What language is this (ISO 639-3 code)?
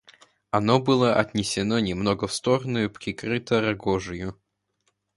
rus